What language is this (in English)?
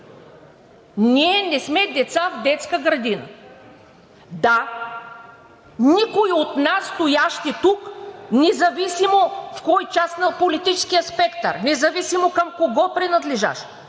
Bulgarian